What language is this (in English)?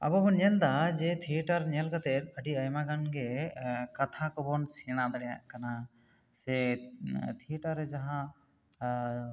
Santali